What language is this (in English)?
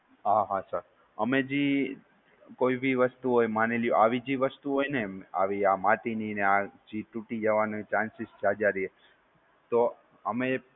Gujarati